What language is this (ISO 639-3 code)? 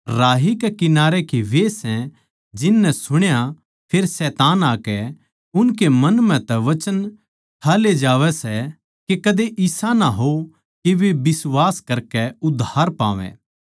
bgc